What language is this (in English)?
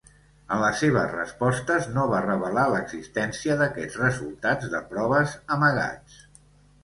Catalan